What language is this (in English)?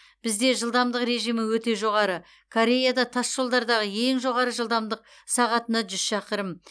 Kazakh